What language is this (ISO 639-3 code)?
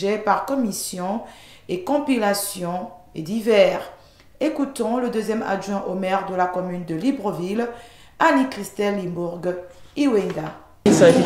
fra